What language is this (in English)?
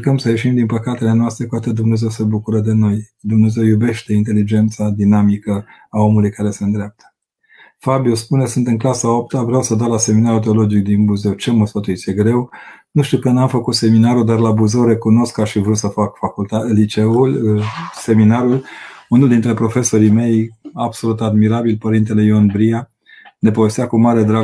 Romanian